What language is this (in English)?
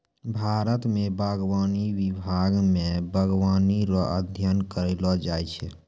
Maithili